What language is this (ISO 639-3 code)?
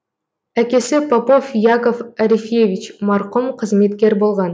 kaz